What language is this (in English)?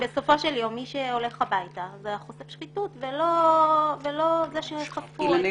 Hebrew